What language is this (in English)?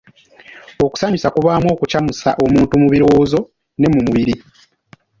Ganda